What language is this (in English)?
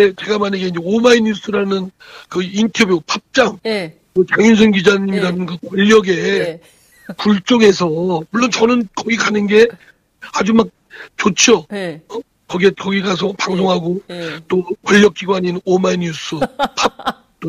Korean